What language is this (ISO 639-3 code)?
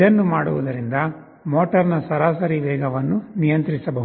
kan